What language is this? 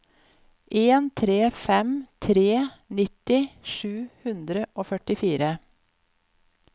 Norwegian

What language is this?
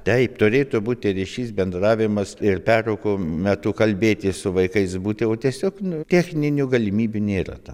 Lithuanian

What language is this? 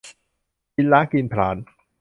Thai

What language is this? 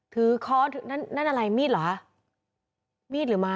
Thai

